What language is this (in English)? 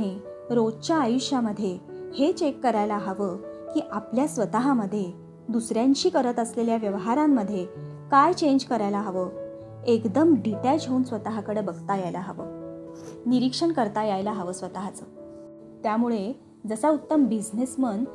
Marathi